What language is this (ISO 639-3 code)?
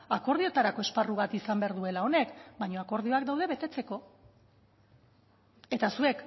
eus